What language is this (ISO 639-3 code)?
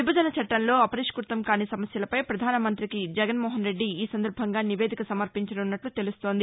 tel